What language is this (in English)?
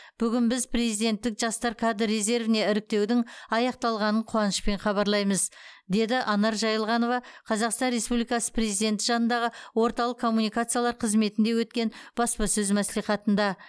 Kazakh